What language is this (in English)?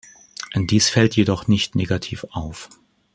German